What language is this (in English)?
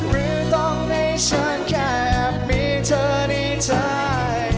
Thai